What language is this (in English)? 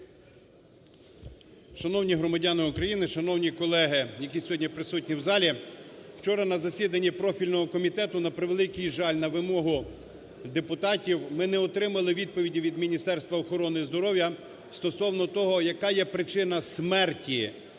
Ukrainian